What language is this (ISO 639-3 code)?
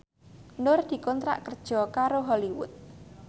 jav